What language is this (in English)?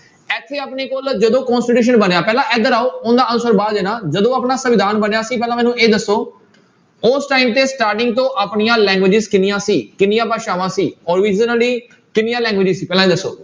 Punjabi